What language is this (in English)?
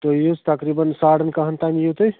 Kashmiri